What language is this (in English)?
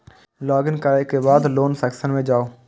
Maithili